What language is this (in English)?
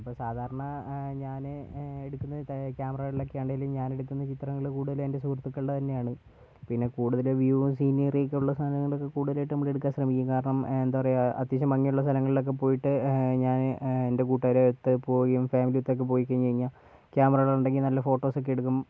Malayalam